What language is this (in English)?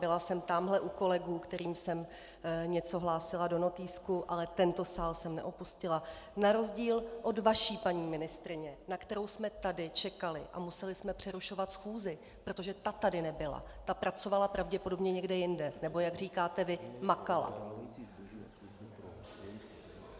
Czech